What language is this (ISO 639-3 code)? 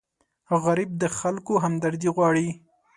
pus